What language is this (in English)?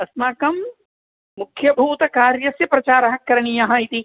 Sanskrit